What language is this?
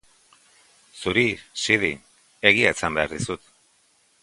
Basque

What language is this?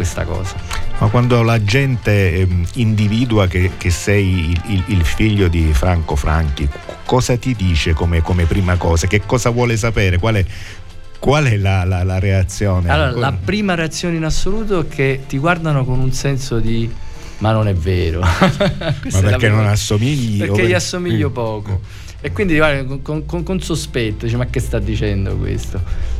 Italian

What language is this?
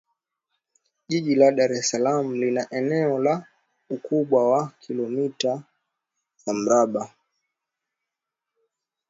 Swahili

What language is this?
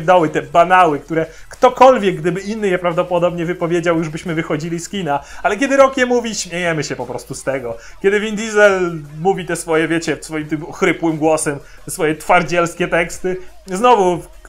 Polish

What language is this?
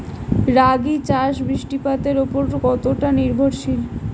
Bangla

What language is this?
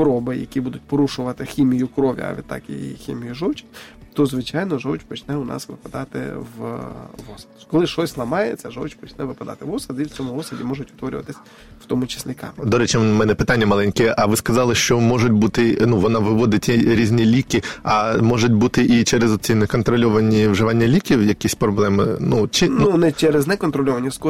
Ukrainian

